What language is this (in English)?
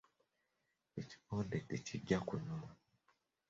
Ganda